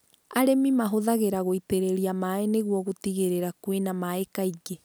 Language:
Kikuyu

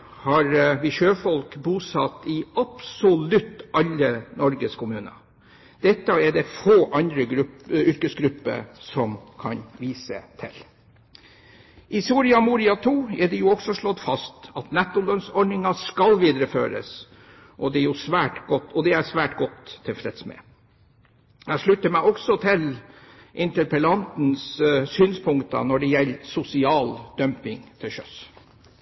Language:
Norwegian Bokmål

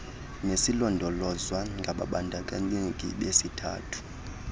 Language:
Xhosa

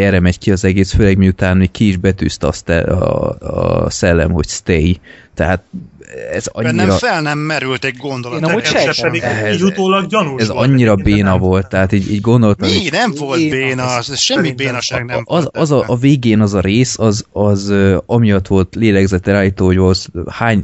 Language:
Hungarian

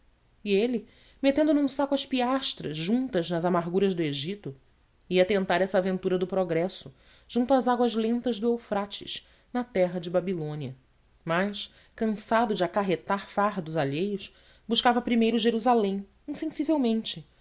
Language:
Portuguese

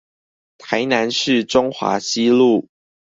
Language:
Chinese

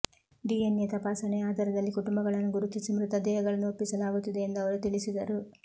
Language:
Kannada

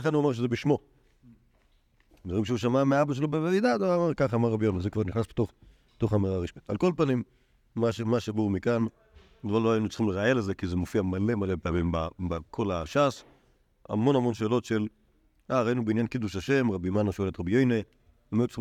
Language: Hebrew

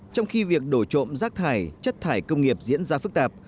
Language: Vietnamese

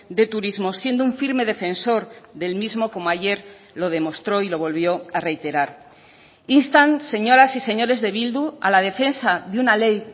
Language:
Spanish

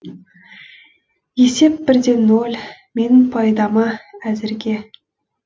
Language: Kazakh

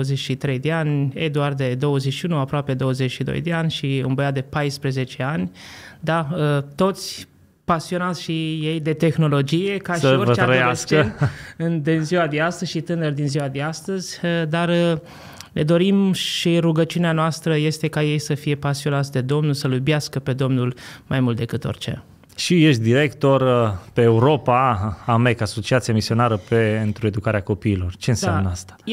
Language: Romanian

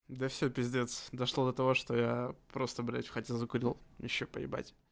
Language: Russian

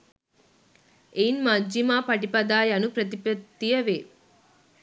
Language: Sinhala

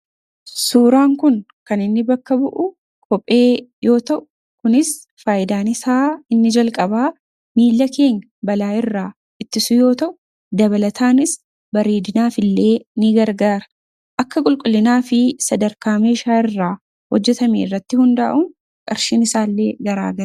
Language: Oromo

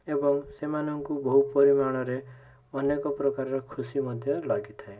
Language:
Odia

